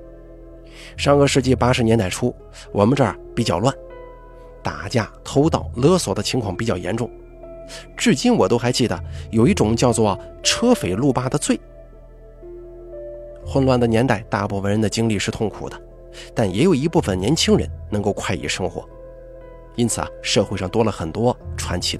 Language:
Chinese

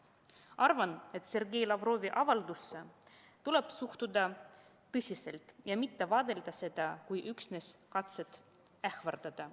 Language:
Estonian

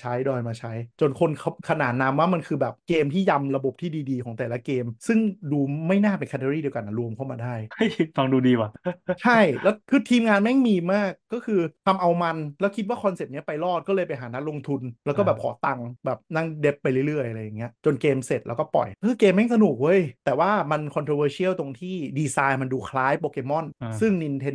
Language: Thai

